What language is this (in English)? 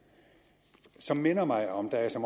Danish